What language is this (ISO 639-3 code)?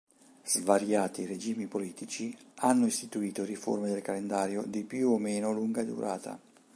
ita